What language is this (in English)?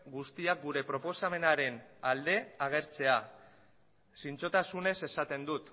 Basque